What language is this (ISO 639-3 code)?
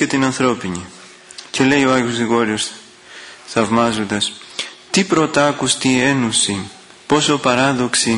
ell